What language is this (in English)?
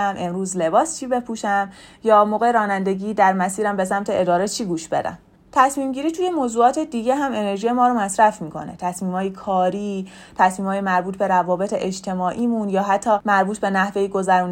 Persian